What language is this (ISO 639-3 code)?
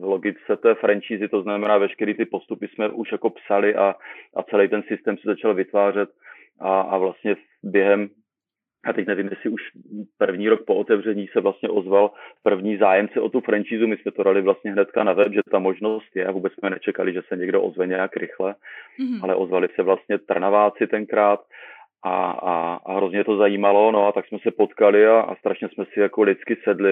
ces